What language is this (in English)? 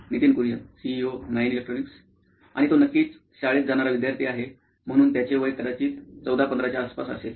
Marathi